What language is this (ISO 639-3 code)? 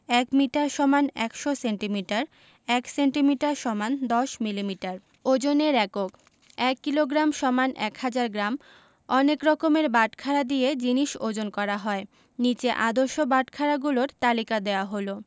ben